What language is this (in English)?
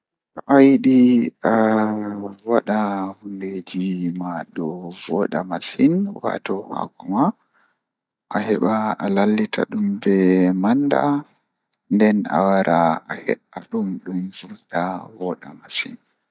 Fula